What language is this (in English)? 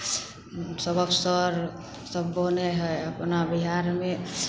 Maithili